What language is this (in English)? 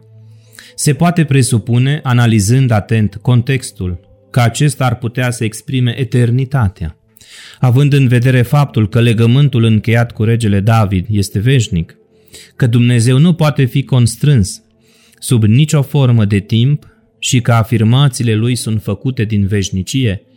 Romanian